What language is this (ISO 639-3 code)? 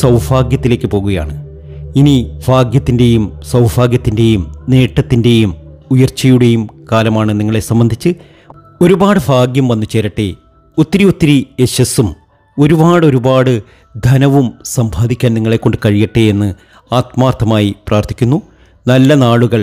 mal